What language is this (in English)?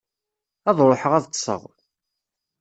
Kabyle